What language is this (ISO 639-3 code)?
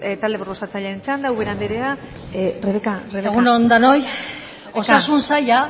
eus